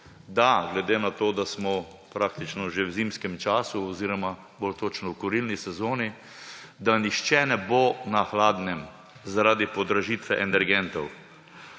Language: Slovenian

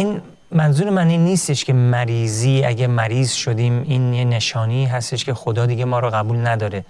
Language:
Persian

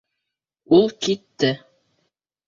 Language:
Bashkir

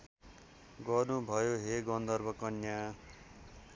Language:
Nepali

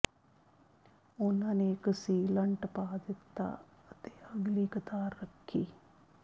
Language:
Punjabi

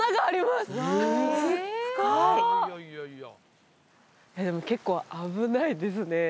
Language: Japanese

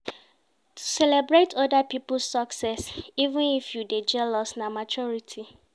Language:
Nigerian Pidgin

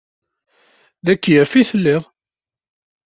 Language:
Kabyle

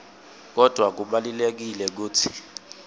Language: Swati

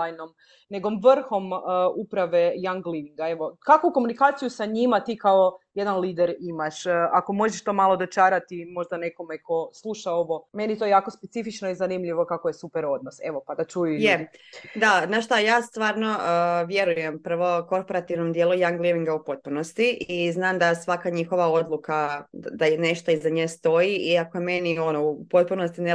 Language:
Croatian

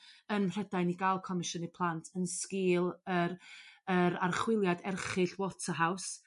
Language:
Welsh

